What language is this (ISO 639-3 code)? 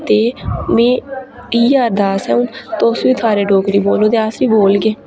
doi